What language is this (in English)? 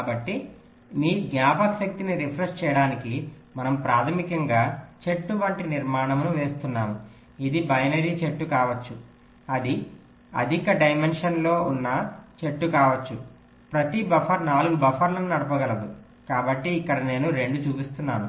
Telugu